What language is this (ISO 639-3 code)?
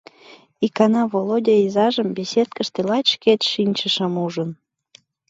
chm